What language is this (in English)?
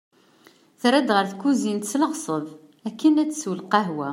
Kabyle